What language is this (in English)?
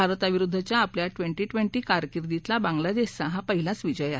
Marathi